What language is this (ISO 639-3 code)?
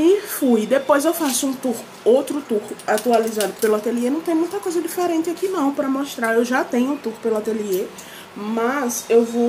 por